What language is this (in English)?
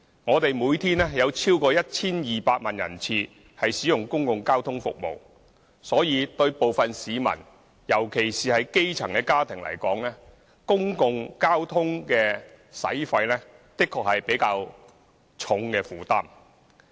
Cantonese